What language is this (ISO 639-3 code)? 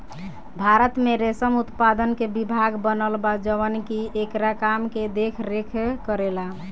bho